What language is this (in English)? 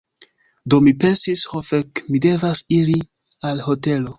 Esperanto